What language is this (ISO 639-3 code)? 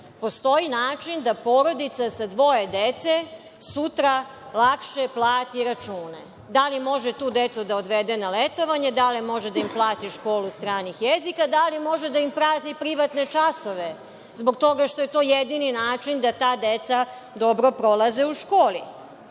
srp